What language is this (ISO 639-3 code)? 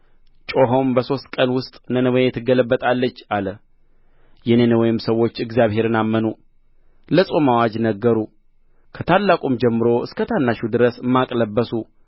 amh